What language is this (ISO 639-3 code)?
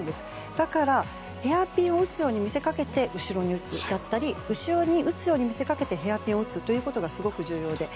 jpn